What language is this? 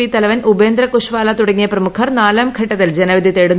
Malayalam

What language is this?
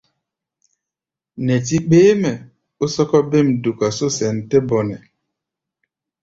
Gbaya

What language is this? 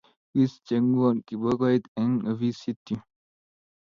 Kalenjin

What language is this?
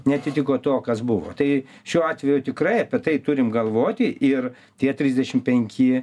Lithuanian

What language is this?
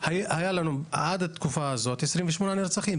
Hebrew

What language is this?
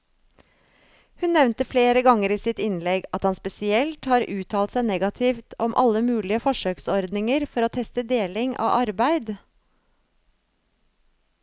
Norwegian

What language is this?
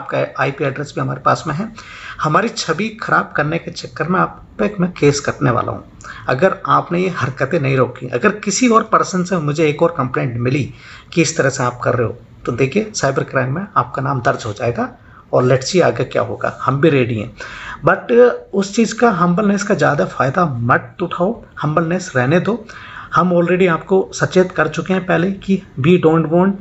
Hindi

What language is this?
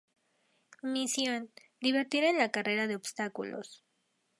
Spanish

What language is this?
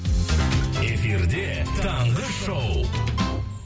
Kazakh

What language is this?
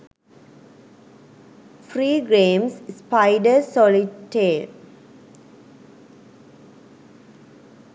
Sinhala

